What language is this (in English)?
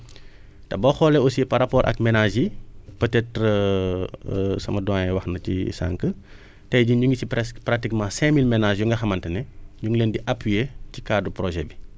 Wolof